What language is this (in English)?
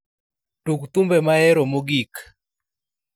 Luo (Kenya and Tanzania)